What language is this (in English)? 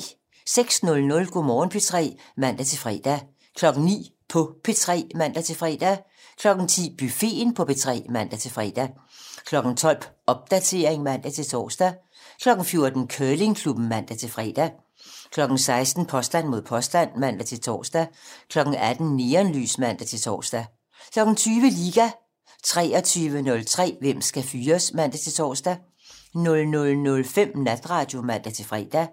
Danish